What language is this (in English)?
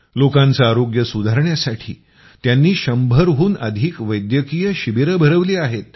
Marathi